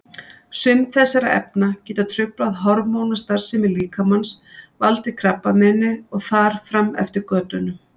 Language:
Icelandic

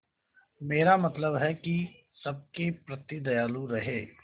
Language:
Hindi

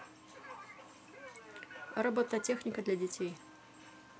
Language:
Russian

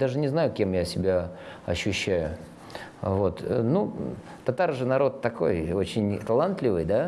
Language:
Russian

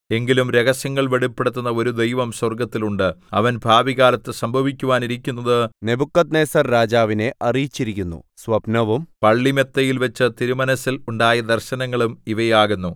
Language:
Malayalam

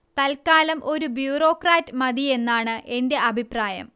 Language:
Malayalam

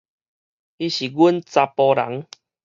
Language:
Min Nan Chinese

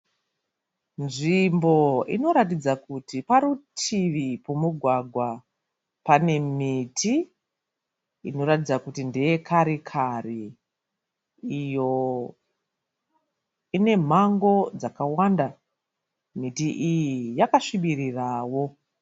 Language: Shona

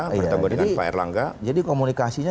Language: Indonesian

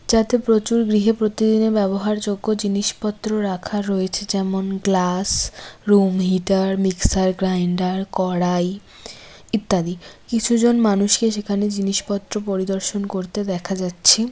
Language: Bangla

